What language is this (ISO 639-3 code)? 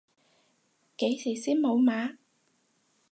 yue